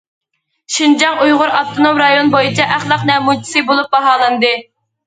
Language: Uyghur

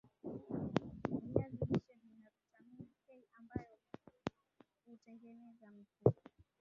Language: Swahili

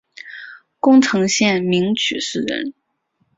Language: Chinese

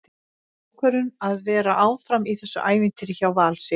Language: Icelandic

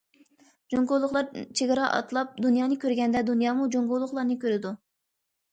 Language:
Uyghur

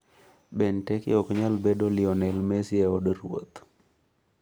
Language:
Luo (Kenya and Tanzania)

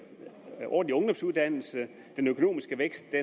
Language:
Danish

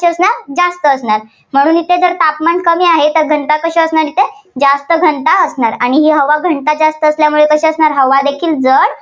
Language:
Marathi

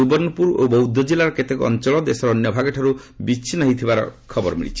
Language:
Odia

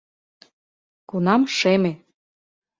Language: Mari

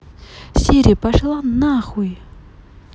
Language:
Russian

